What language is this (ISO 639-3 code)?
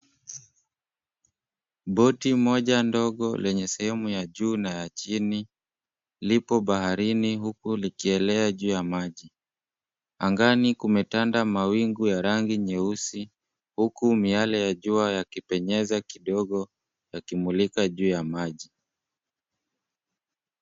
swa